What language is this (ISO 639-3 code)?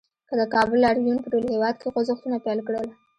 pus